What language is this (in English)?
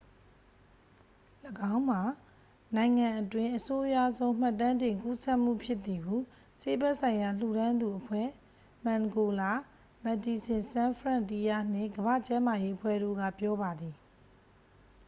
Burmese